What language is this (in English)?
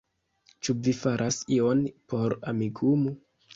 Esperanto